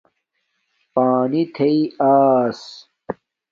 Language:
Domaaki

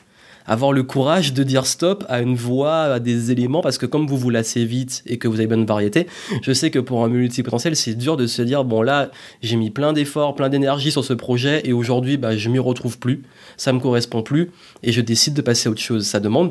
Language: French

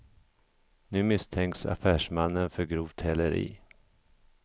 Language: Swedish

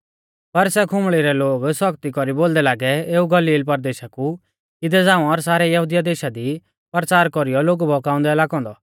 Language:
Mahasu Pahari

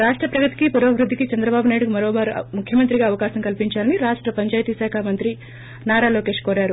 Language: Telugu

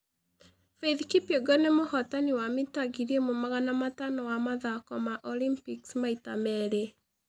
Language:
Kikuyu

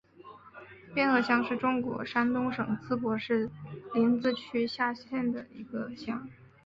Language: Chinese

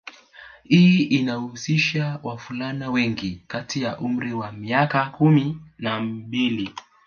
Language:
Swahili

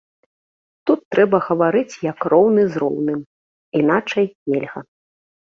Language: Belarusian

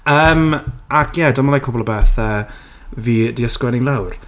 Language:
Welsh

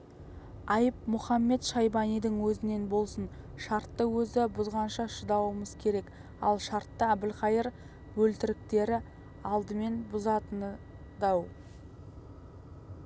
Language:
Kazakh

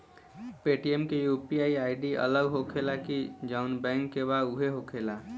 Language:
Bhojpuri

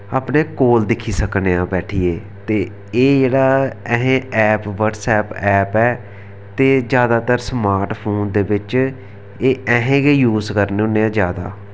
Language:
Dogri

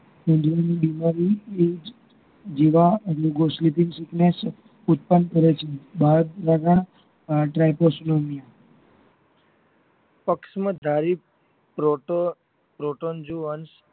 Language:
Gujarati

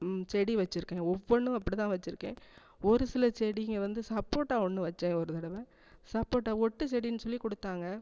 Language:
Tamil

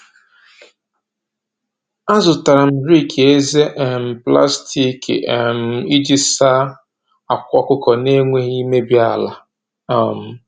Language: Igbo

